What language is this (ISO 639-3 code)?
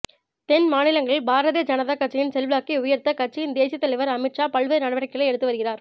tam